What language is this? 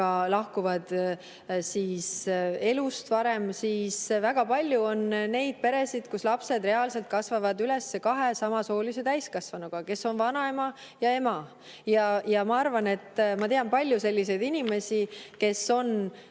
Estonian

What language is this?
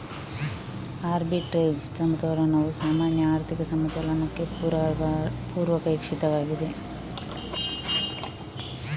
Kannada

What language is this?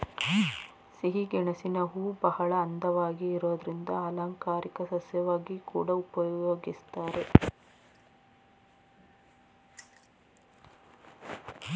Kannada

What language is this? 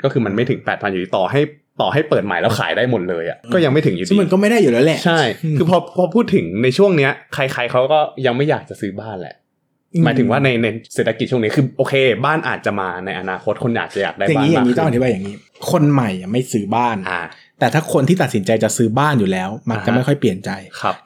Thai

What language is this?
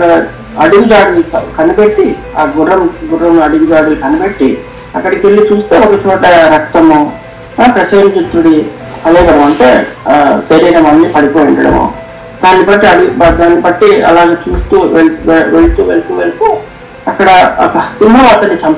Telugu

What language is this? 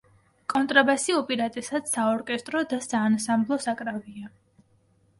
Georgian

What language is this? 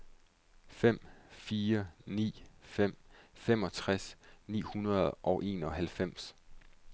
Danish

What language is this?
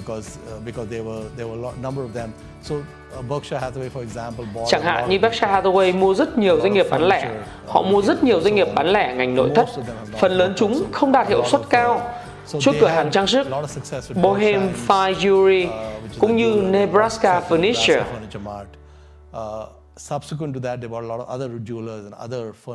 Vietnamese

